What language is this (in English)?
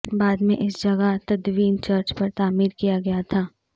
Urdu